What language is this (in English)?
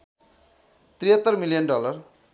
Nepali